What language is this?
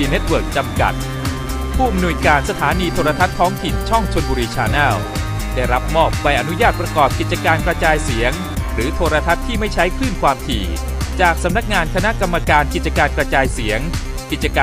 Thai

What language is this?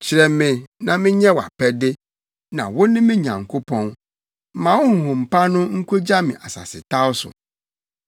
Akan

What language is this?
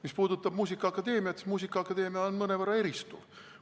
Estonian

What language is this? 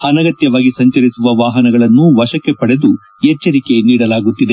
Kannada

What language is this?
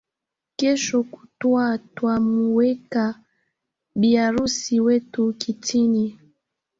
Swahili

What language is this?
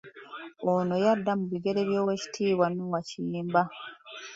Ganda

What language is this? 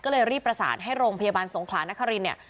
Thai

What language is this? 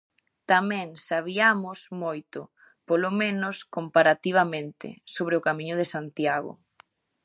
Galician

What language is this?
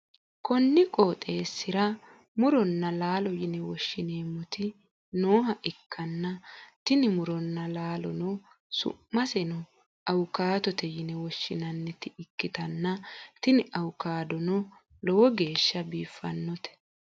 Sidamo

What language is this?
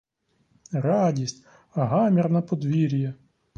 Ukrainian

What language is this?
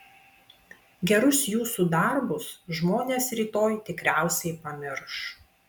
Lithuanian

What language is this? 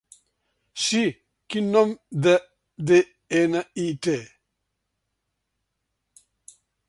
Catalan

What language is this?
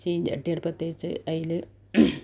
Malayalam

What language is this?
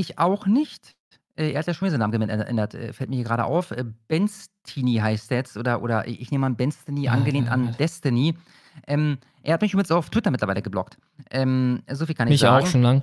German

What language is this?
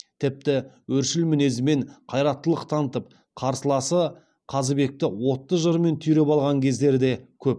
Kazakh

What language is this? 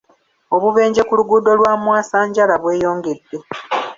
Ganda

